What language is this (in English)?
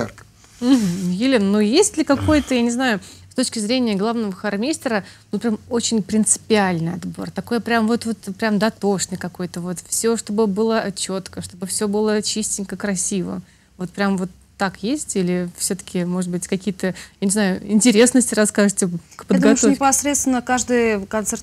Russian